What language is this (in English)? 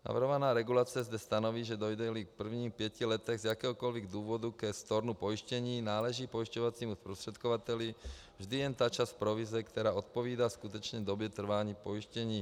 Czech